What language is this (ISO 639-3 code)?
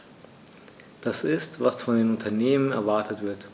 deu